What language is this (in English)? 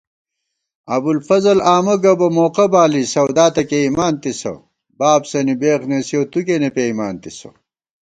Gawar-Bati